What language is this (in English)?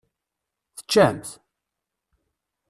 Kabyle